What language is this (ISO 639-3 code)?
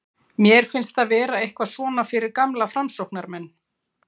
isl